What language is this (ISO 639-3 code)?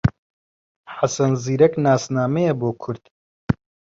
ckb